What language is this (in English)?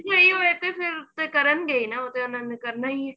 Punjabi